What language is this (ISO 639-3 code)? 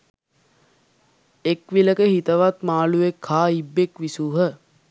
sin